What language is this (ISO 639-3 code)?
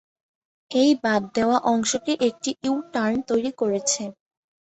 ben